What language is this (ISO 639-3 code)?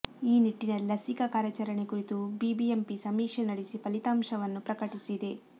kan